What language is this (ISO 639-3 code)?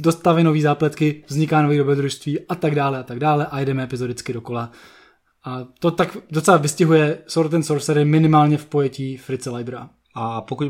ces